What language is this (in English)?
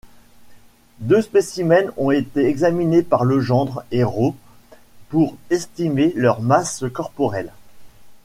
French